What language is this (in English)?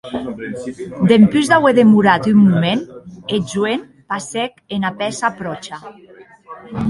Occitan